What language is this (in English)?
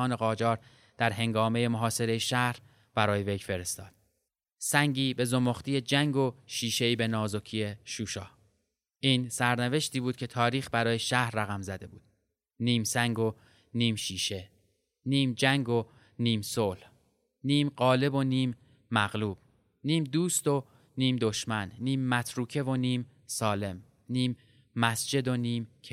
Persian